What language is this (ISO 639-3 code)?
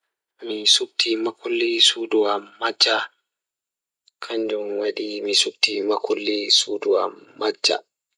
ful